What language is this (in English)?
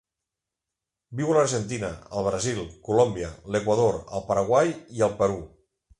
Catalan